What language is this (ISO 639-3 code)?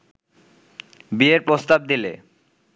ben